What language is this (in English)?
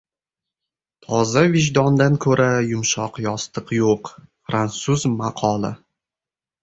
Uzbek